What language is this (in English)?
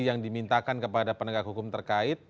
Indonesian